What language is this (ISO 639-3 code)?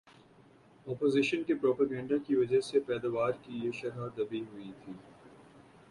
urd